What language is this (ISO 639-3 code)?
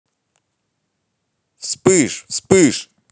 rus